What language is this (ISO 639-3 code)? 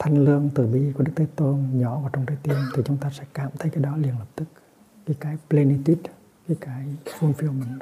vie